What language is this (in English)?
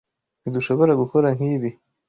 Kinyarwanda